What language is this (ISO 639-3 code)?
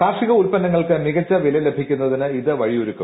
mal